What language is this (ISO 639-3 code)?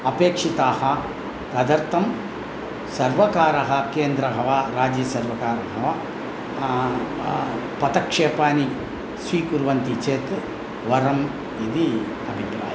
san